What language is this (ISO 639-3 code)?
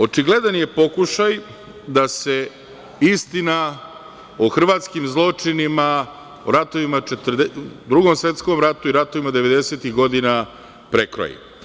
srp